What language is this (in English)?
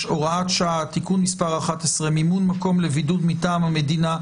Hebrew